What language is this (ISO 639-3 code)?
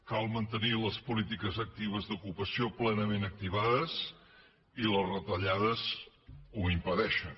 cat